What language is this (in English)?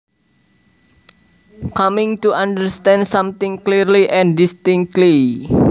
Javanese